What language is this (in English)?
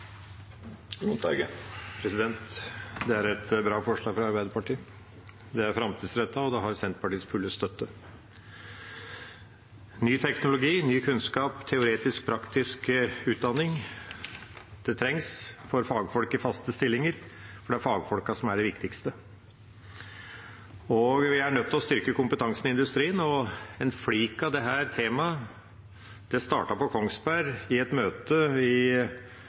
Norwegian